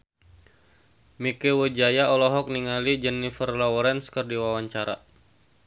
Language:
Sundanese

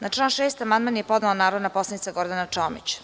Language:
Serbian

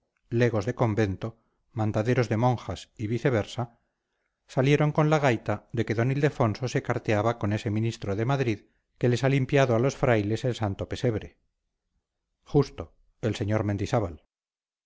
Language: Spanish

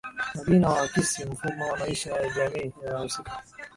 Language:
Swahili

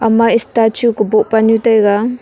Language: Wancho Naga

